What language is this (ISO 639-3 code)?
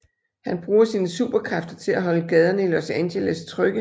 dan